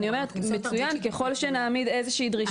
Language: Hebrew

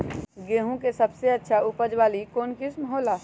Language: Magahi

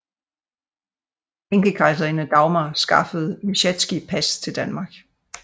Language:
Danish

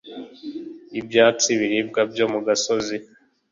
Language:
Kinyarwanda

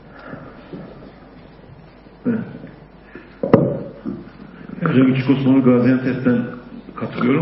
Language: Turkish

